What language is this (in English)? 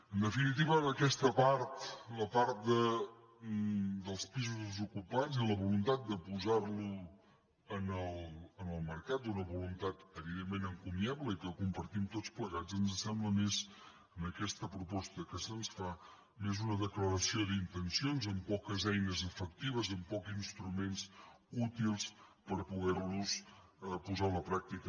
Catalan